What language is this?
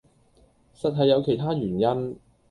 Cantonese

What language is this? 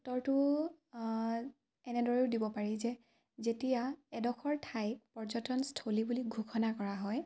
Assamese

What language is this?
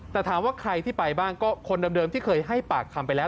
Thai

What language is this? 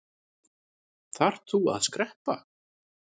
Icelandic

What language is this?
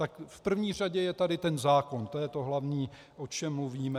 Czech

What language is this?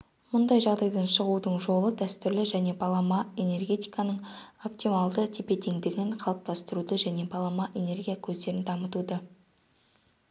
Kazakh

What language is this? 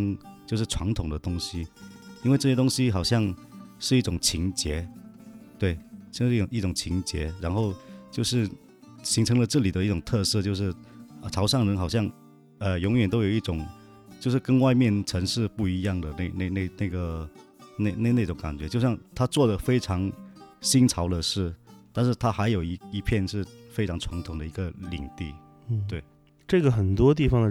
Chinese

